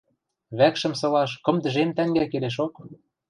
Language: Western Mari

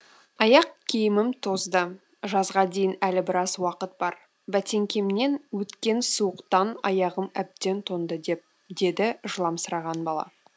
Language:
Kazakh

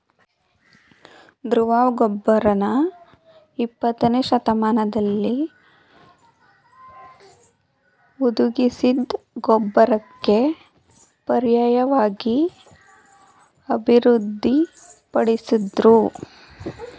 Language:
Kannada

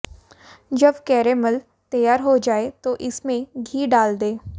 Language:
Hindi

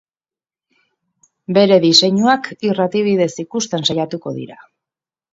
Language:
Basque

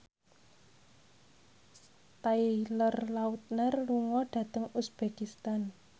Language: Javanese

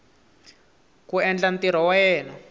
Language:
Tsonga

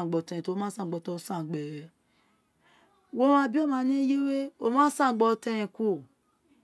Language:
Isekiri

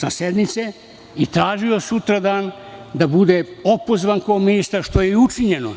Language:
Serbian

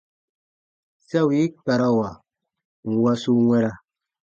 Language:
Baatonum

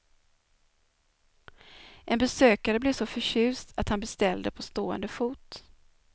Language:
Swedish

